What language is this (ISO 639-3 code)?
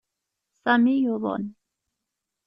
kab